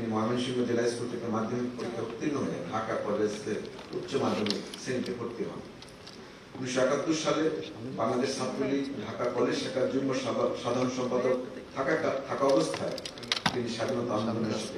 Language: Romanian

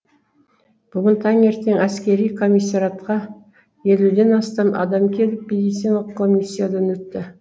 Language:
Kazakh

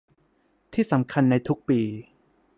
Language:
Thai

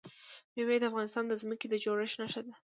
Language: Pashto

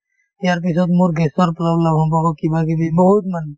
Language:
Assamese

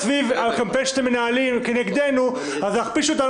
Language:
Hebrew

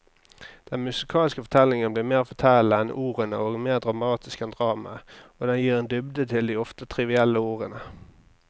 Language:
Norwegian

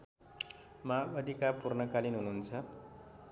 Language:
Nepali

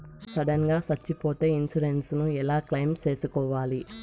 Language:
Telugu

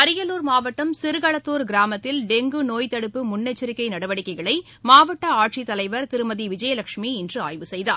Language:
Tamil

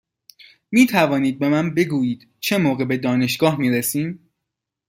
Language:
Persian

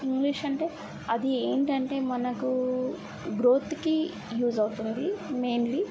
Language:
Telugu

